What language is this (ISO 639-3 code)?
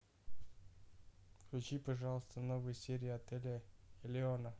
rus